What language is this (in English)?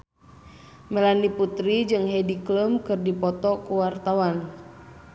Sundanese